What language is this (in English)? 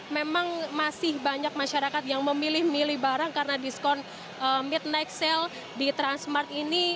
Indonesian